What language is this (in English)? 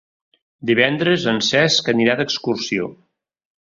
Catalan